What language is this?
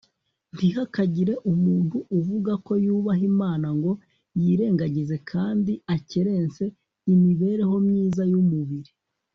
Kinyarwanda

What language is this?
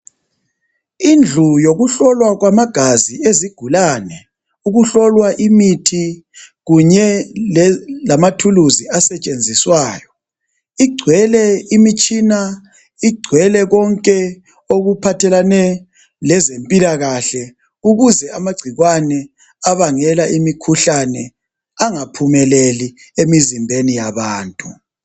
North Ndebele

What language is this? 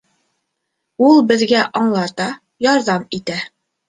Bashkir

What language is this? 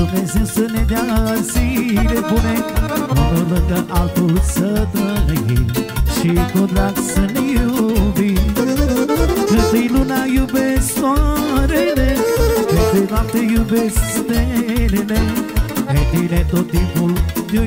Romanian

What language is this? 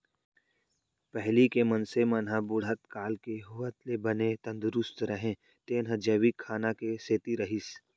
Chhattisgarhi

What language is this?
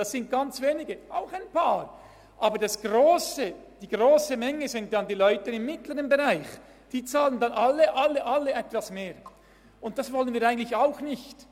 Swiss German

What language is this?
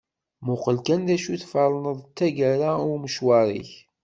Kabyle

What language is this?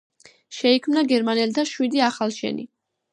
Georgian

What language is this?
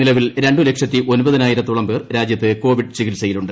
Malayalam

